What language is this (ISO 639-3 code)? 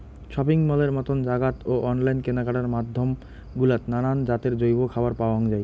ben